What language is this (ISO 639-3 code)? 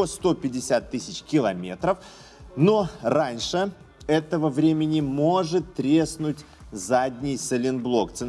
rus